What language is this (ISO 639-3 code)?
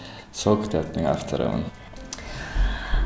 kaz